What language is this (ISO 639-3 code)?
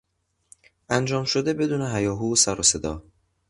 fas